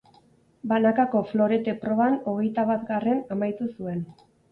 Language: Basque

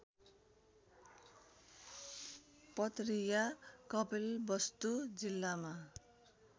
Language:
Nepali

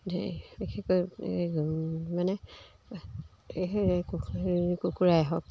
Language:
Assamese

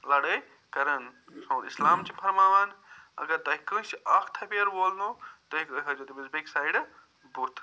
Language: Kashmiri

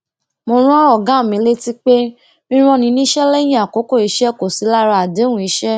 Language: Yoruba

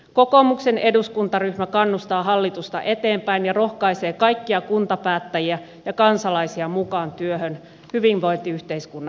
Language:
Finnish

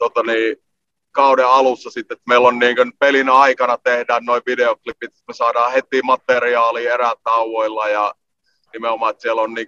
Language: Finnish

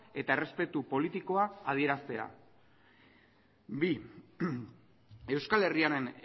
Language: Basque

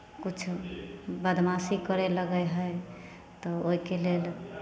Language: Maithili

